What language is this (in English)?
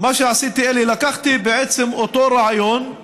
Hebrew